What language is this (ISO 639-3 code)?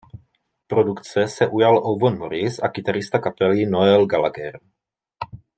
ces